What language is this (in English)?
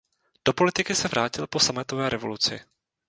Czech